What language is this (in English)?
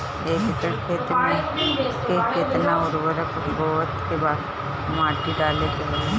Bhojpuri